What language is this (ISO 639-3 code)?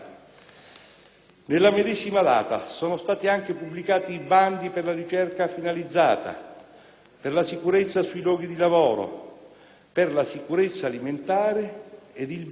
ita